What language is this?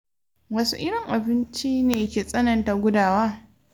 Hausa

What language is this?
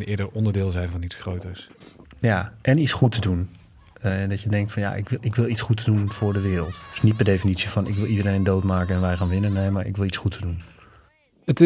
Dutch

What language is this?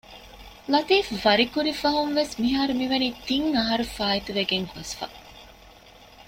Divehi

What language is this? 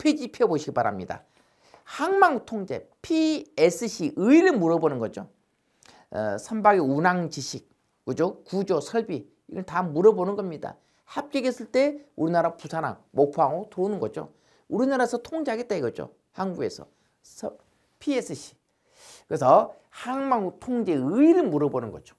Korean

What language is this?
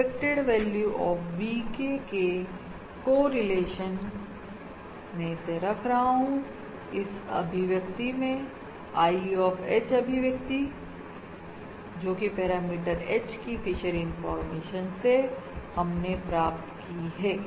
Hindi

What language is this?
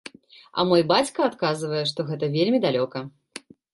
Belarusian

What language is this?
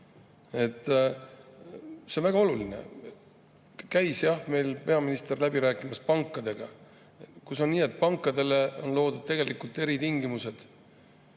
Estonian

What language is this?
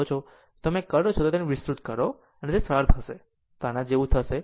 Gujarati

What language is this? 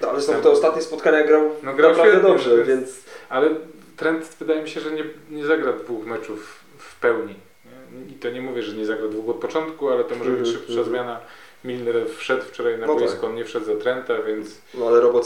Polish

